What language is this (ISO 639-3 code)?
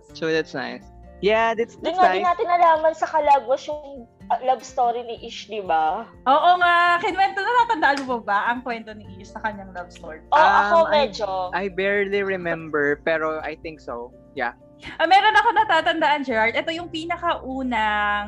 fil